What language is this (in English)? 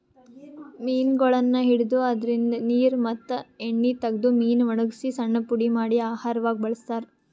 Kannada